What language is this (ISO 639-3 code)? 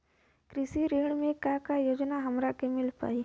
bho